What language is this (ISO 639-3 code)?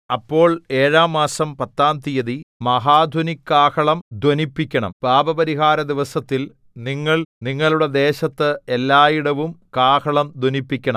mal